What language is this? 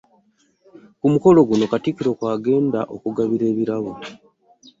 Ganda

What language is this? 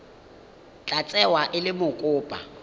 Tswana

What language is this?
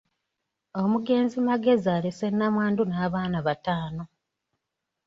Ganda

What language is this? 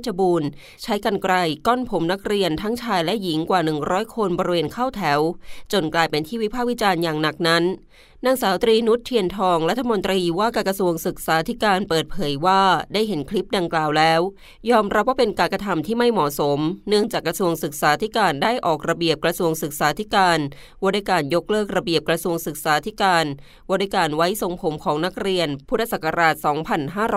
Thai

